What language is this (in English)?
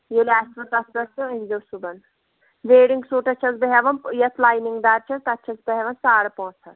Kashmiri